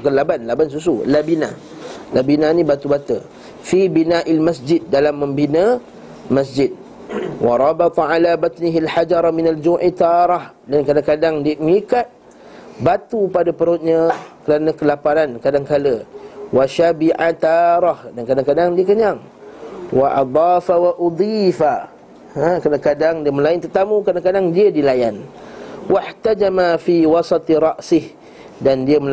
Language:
Malay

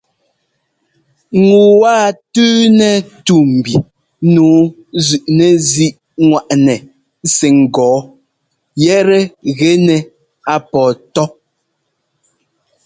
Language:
Ngomba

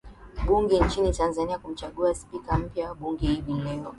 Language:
Swahili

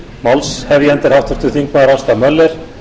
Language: Icelandic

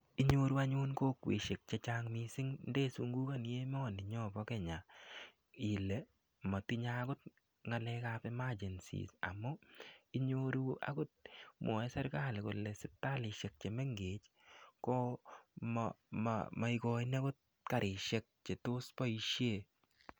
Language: Kalenjin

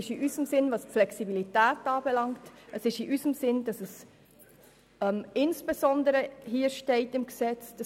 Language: Swiss German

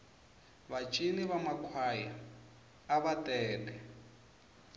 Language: Tsonga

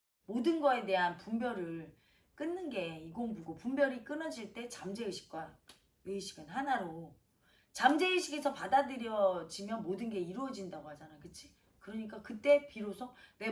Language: Korean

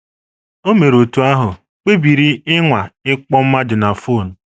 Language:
Igbo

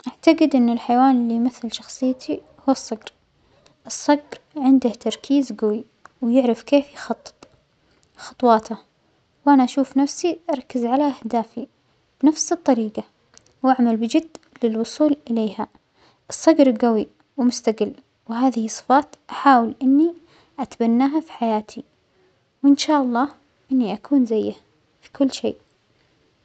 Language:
Omani Arabic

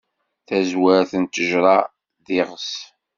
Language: Kabyle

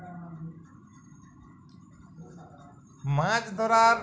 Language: Bangla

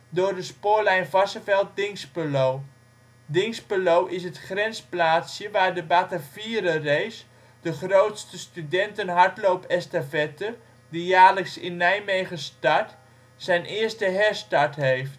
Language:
Dutch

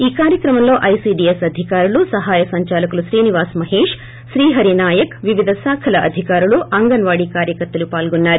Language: Telugu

